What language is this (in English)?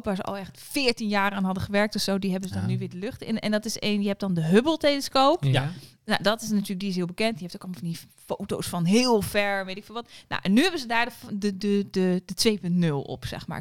Dutch